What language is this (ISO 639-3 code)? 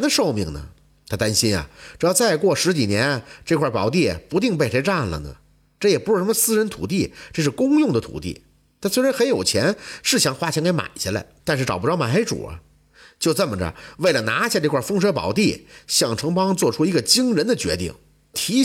zho